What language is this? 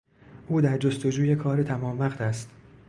Persian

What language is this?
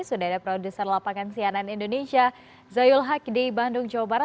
Indonesian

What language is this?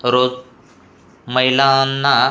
Marathi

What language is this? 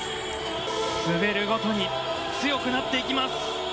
Japanese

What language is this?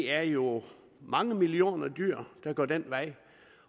Danish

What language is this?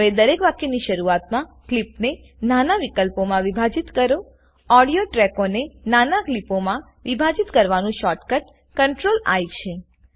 Gujarati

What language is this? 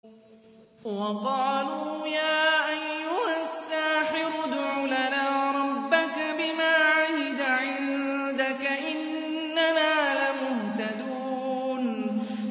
Arabic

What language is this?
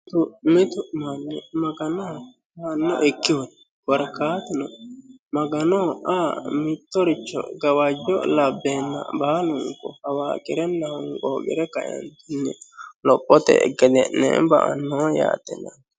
Sidamo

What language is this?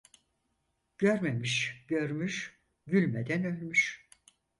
Turkish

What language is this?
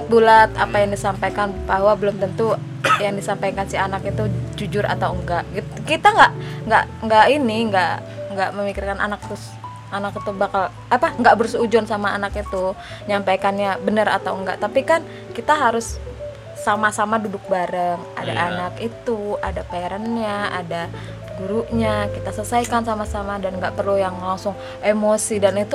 Indonesian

